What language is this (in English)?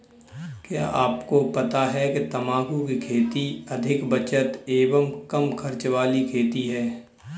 Hindi